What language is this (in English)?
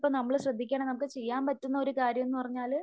Malayalam